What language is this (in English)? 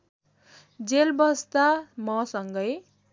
Nepali